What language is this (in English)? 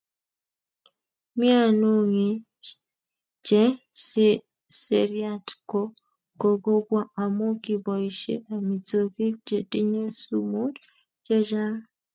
Kalenjin